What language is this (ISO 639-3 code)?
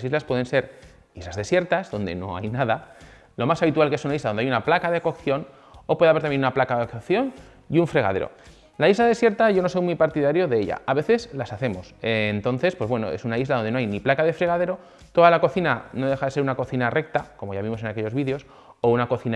spa